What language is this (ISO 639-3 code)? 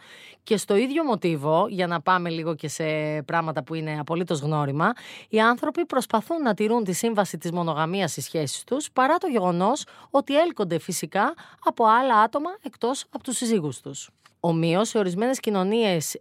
ell